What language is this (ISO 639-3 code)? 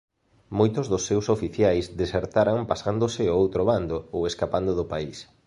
glg